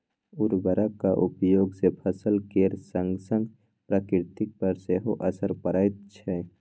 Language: Maithili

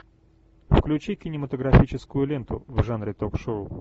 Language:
Russian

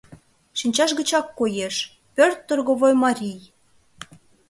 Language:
Mari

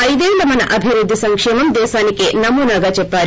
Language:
Telugu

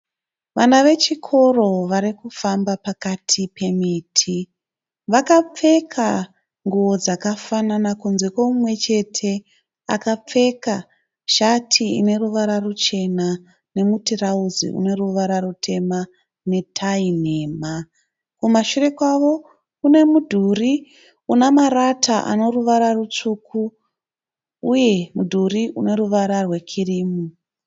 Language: Shona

